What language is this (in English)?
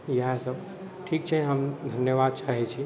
Maithili